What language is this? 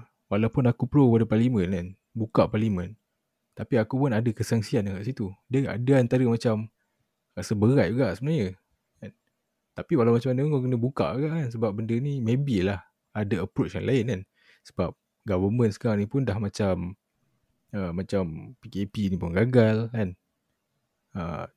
Malay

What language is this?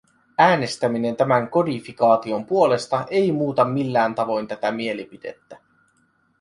Finnish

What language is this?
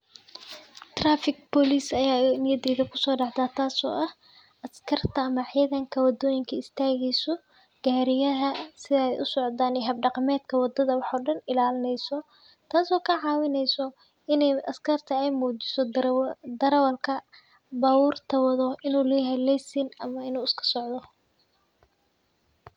Somali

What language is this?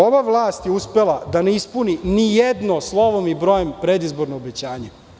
Serbian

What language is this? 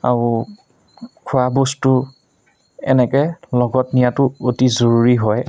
Assamese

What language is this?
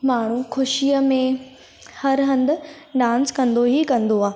Sindhi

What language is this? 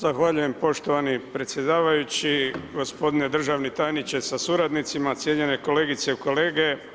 Croatian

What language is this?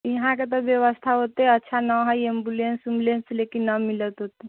Maithili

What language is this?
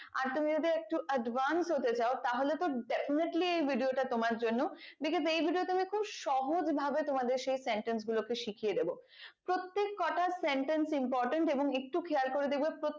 Bangla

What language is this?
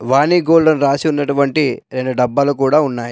Telugu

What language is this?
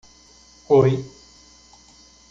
Portuguese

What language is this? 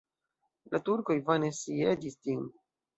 Esperanto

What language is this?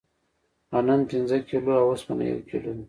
Pashto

